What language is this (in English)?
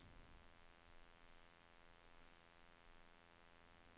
Norwegian